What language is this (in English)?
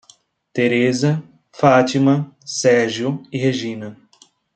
Portuguese